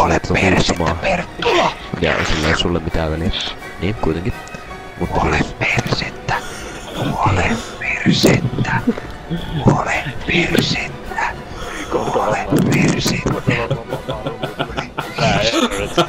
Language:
Finnish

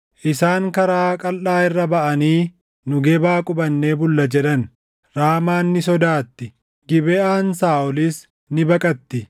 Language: Oromo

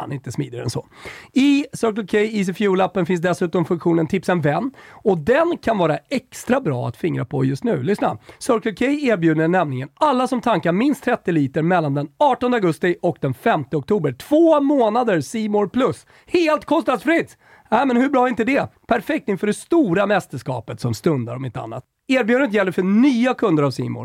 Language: Swedish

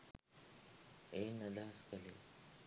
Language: Sinhala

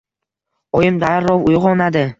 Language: Uzbek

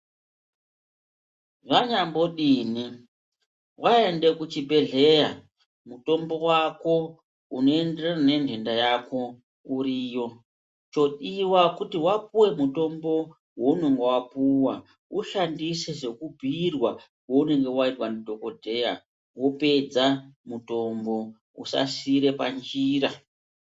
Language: Ndau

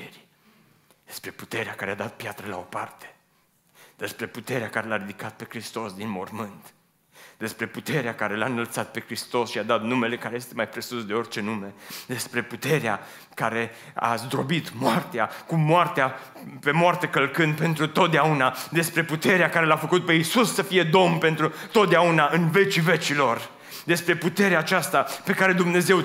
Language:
Romanian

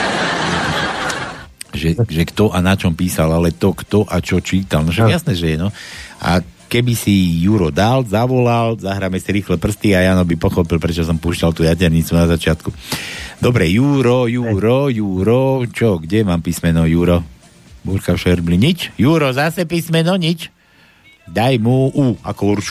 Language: Slovak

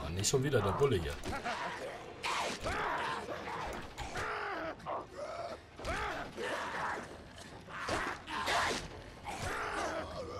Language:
German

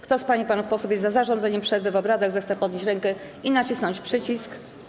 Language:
Polish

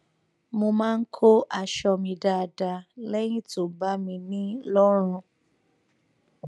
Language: Yoruba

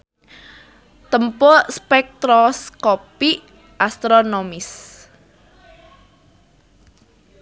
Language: Sundanese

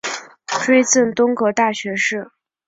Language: Chinese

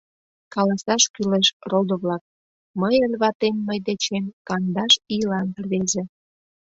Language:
Mari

